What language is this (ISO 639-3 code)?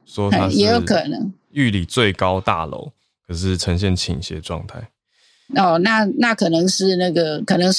zho